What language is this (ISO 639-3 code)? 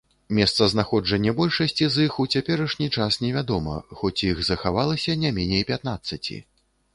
bel